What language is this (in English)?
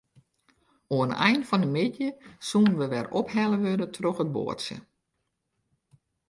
Western Frisian